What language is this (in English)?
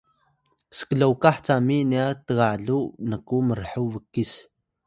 Atayal